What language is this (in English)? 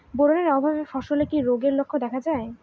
Bangla